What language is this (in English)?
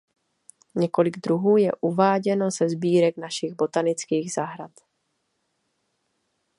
Czech